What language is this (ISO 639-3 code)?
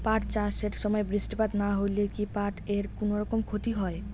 ben